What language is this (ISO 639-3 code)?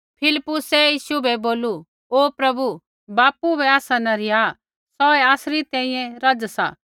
kfx